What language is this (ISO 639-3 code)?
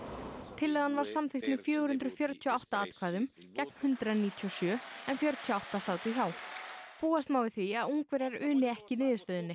isl